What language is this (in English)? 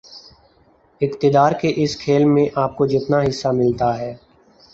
Urdu